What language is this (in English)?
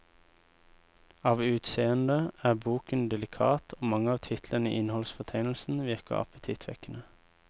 Norwegian